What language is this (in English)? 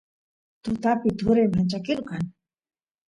Santiago del Estero Quichua